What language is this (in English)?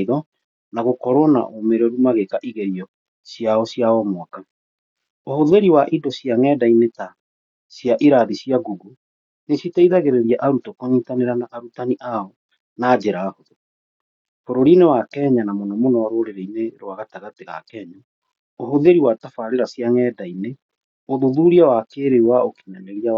Kikuyu